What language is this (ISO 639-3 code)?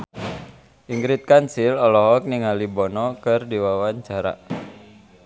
sun